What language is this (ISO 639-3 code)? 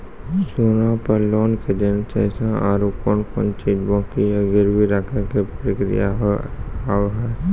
mai